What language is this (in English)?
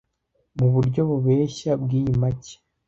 Kinyarwanda